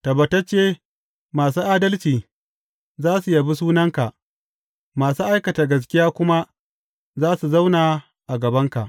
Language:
Hausa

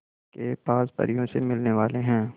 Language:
Hindi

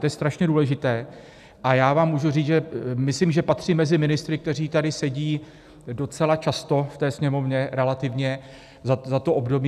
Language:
Czech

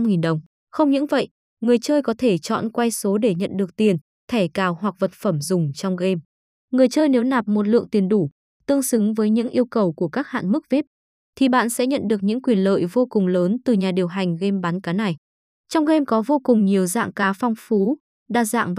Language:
Vietnamese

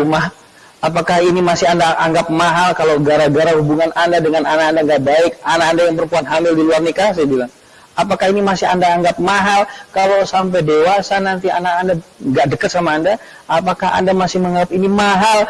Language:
Indonesian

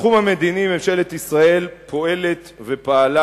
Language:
Hebrew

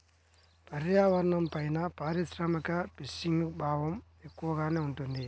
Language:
Telugu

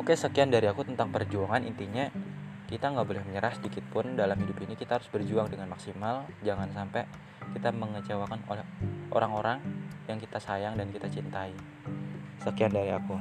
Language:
Indonesian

